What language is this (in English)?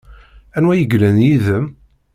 Kabyle